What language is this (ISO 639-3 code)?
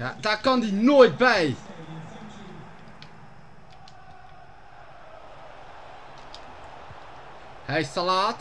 nld